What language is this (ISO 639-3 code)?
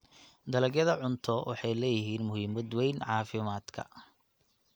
som